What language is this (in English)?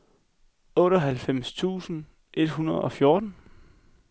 Danish